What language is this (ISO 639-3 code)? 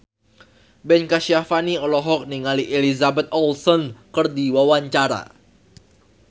sun